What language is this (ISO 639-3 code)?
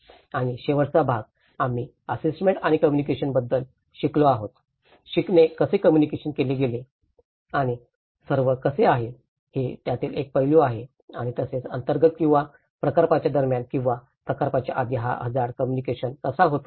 mar